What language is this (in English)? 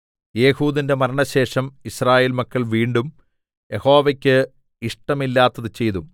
Malayalam